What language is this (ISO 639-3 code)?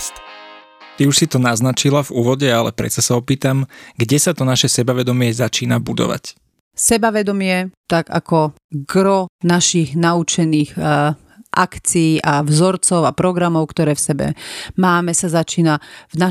slk